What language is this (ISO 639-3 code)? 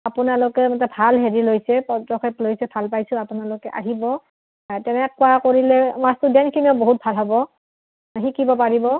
asm